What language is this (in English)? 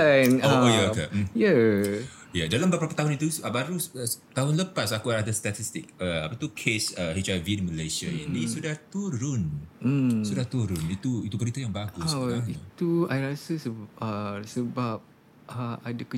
Malay